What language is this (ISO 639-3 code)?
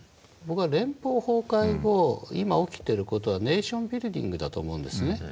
jpn